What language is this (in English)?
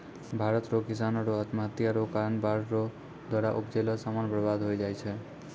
Maithili